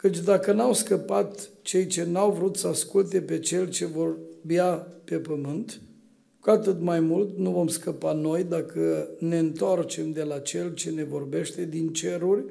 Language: Romanian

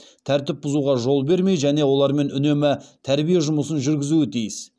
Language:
Kazakh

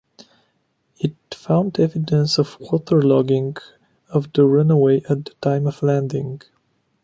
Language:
English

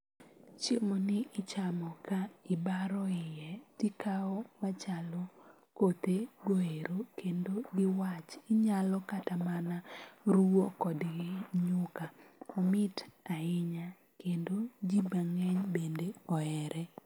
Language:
Luo (Kenya and Tanzania)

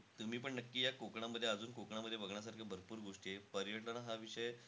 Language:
Marathi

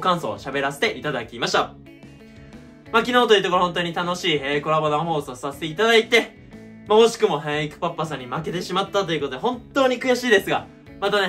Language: Japanese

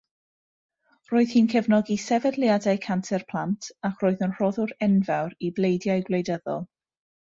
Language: Welsh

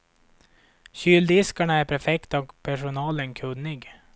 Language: Swedish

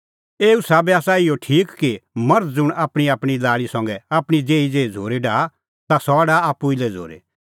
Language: Kullu Pahari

